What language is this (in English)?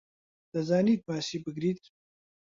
Central Kurdish